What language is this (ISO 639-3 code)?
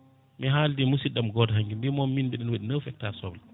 ful